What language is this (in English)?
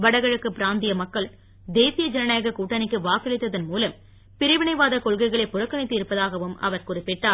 Tamil